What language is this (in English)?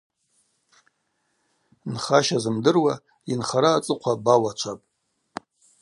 Abaza